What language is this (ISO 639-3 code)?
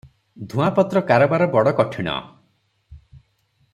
ori